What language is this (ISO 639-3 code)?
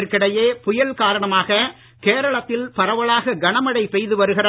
tam